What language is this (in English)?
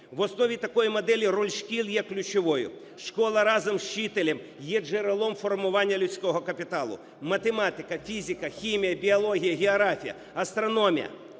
Ukrainian